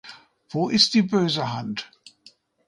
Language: German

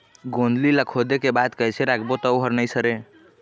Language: Chhattisgarhi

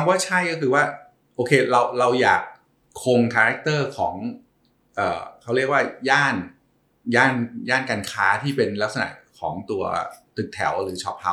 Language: Thai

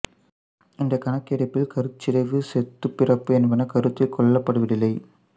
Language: Tamil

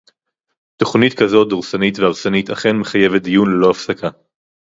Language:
Hebrew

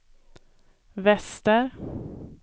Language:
Swedish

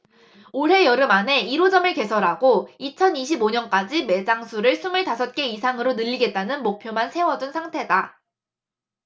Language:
Korean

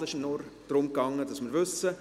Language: Swiss German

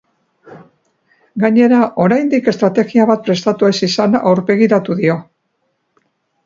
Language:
Basque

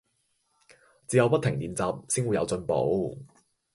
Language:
Cantonese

